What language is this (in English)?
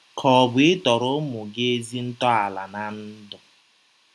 Igbo